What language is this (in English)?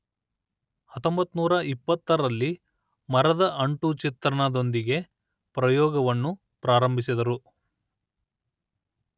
Kannada